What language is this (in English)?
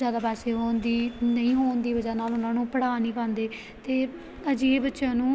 Punjabi